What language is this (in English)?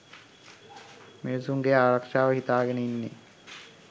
Sinhala